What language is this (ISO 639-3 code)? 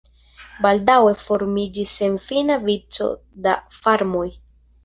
epo